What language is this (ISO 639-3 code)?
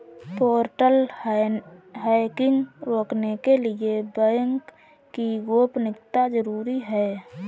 hin